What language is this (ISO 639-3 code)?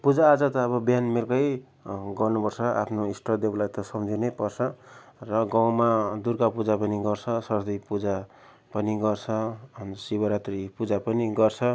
nep